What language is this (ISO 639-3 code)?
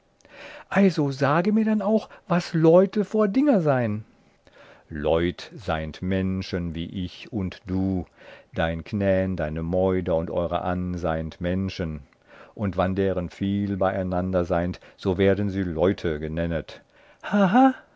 deu